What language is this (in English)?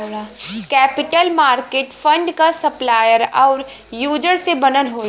Bhojpuri